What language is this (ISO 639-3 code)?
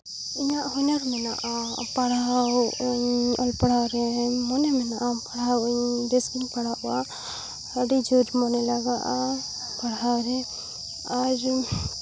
sat